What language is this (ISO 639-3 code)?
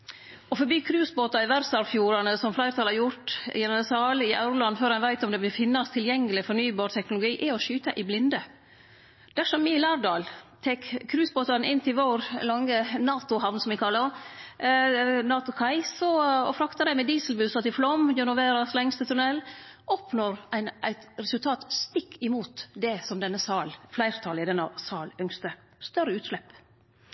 nno